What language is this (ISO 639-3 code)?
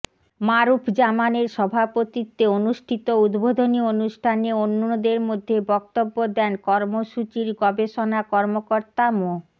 ben